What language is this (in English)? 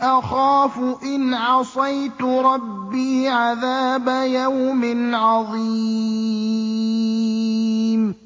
Arabic